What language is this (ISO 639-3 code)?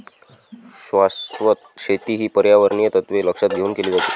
mar